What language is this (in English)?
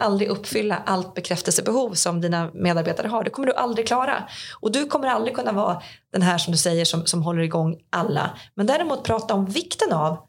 Swedish